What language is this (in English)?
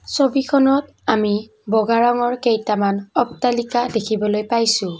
Assamese